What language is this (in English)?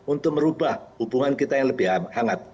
Indonesian